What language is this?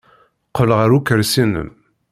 Kabyle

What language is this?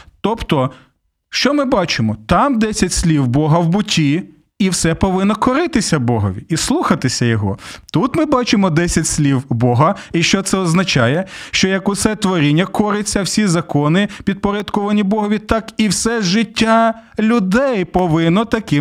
Ukrainian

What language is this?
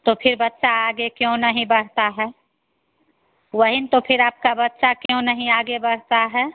Hindi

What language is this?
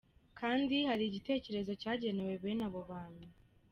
Kinyarwanda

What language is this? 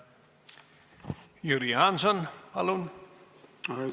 Estonian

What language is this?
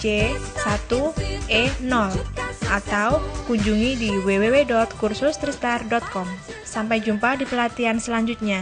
Indonesian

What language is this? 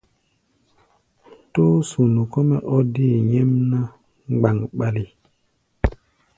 Gbaya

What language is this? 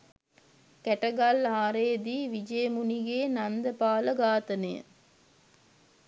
Sinhala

